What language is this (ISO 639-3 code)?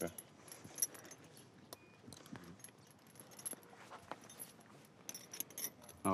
ron